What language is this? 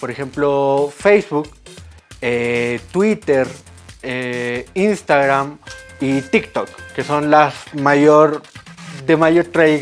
Spanish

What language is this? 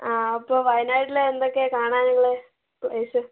Malayalam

